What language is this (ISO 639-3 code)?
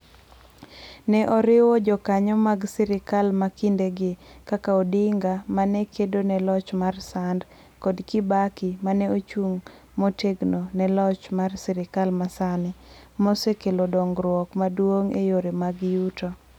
luo